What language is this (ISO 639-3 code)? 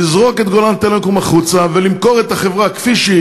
heb